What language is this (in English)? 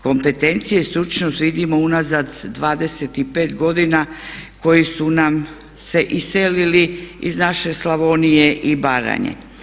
Croatian